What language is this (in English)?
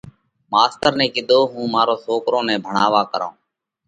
Parkari Koli